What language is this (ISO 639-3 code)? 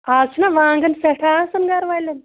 kas